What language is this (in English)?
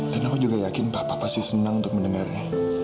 Indonesian